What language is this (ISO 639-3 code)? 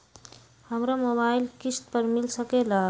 mag